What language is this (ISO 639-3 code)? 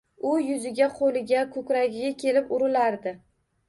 uzb